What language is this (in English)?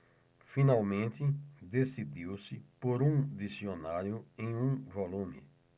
Portuguese